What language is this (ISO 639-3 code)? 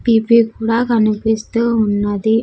tel